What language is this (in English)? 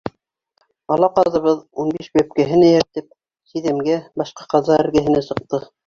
Bashkir